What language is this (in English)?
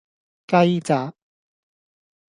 Cantonese